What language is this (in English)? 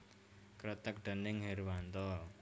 Javanese